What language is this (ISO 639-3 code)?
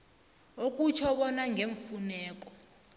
nbl